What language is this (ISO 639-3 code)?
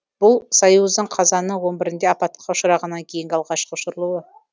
kaz